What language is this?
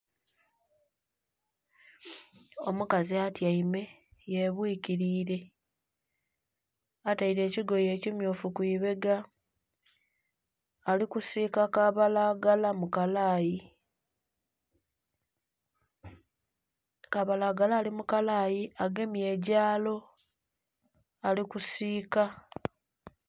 Soga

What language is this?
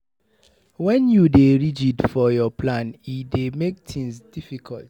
Nigerian Pidgin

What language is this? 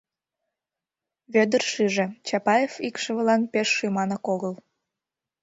Mari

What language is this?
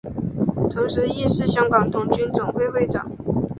Chinese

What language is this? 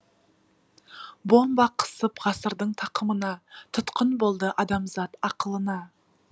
Kazakh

